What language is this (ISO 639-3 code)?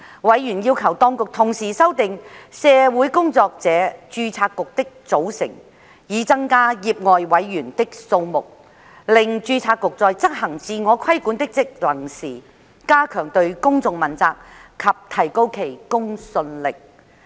yue